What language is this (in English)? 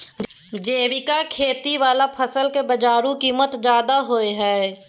Maithili